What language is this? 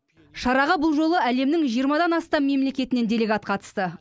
Kazakh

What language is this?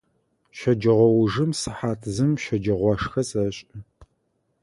Adyghe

